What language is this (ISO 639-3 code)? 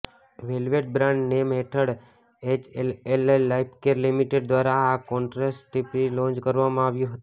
guj